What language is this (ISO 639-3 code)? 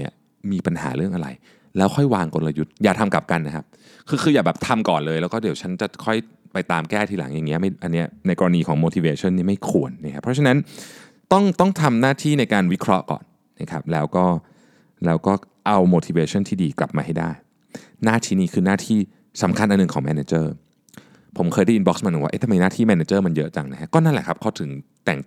tha